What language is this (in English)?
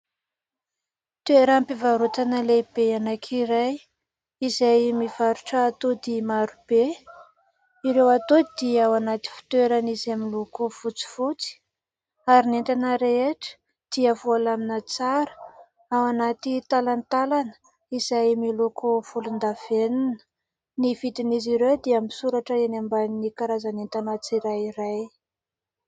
Malagasy